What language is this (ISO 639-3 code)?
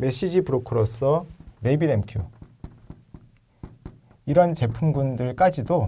kor